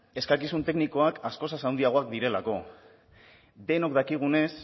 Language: Basque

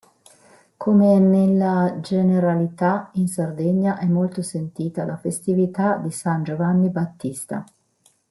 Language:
Italian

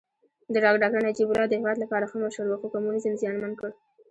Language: Pashto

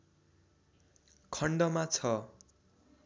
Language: Nepali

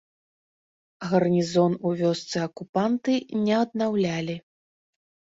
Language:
Belarusian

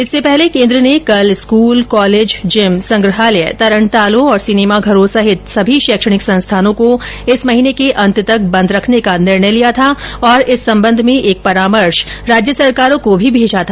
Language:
Hindi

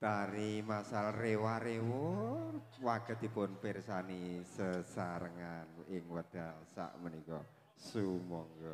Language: Indonesian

